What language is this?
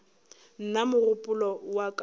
Northern Sotho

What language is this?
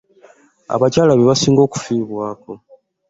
Ganda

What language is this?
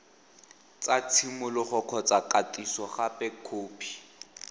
Tswana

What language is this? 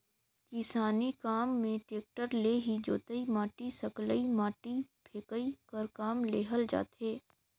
Chhattisgarhi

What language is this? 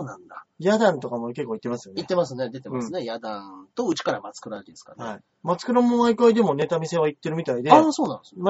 Japanese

